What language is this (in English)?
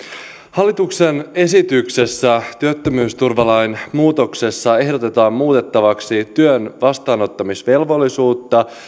Finnish